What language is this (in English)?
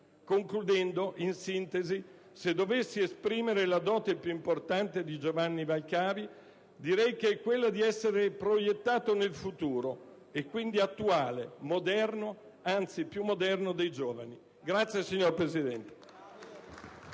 Italian